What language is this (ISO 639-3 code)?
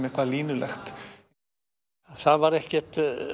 isl